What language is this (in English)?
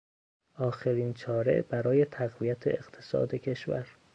Persian